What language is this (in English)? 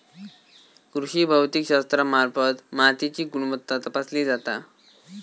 Marathi